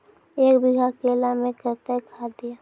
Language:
Maithili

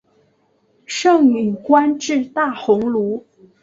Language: Chinese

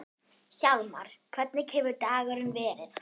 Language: Icelandic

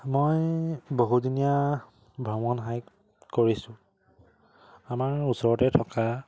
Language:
Assamese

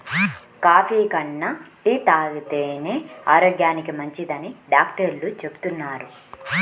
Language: Telugu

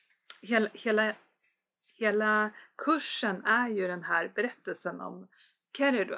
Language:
Swedish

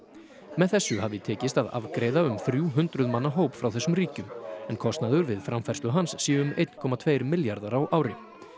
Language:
Icelandic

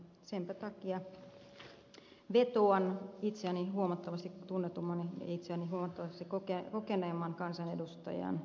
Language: Finnish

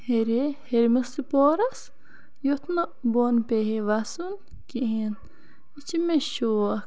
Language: Kashmiri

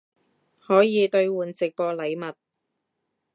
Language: Cantonese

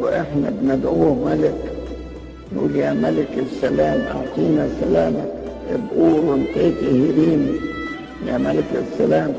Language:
Arabic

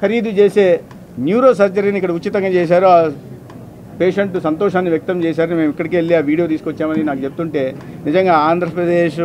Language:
Telugu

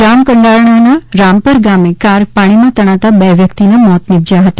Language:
Gujarati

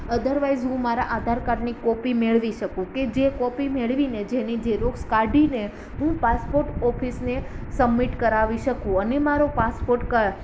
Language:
Gujarati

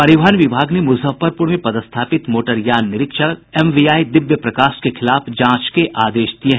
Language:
Hindi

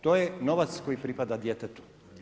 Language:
Croatian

